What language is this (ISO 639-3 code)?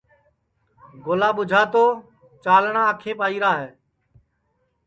ssi